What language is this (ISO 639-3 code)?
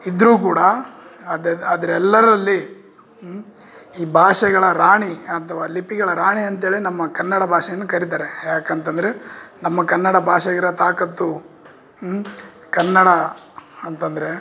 kan